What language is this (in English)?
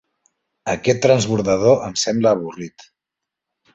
Catalan